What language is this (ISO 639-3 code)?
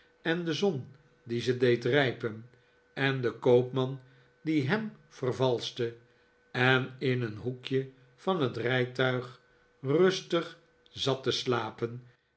nld